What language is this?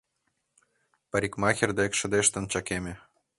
Mari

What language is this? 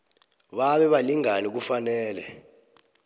South Ndebele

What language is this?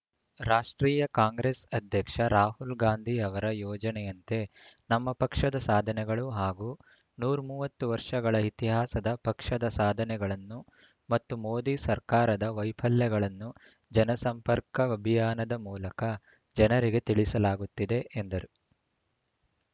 Kannada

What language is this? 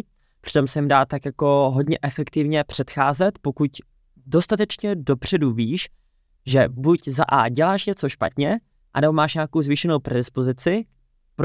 Czech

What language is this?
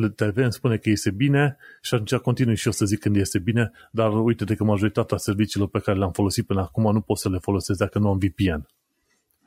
Romanian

